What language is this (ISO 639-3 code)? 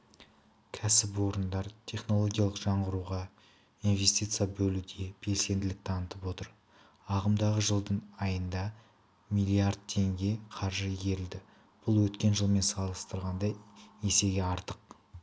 kaz